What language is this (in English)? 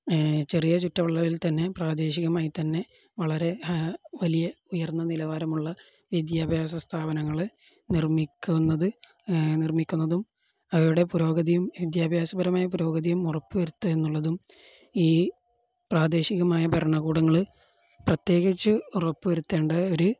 Malayalam